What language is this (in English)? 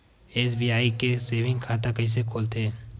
Chhattisgarhi